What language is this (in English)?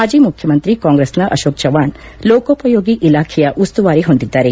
Kannada